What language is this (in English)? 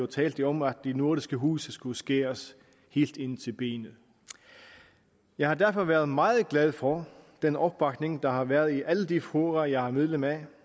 Danish